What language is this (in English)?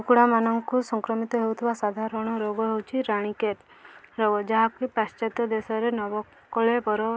Odia